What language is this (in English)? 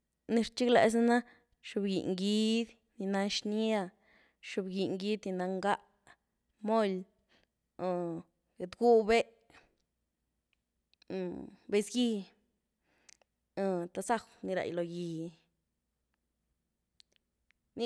Güilá Zapotec